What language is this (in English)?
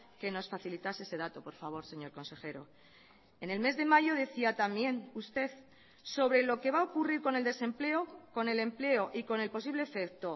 Spanish